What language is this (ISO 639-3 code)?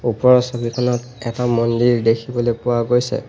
asm